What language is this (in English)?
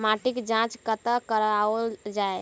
Maithili